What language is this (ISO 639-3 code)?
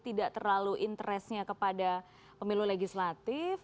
ind